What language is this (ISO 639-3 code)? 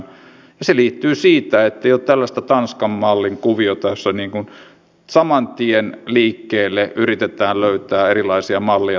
fin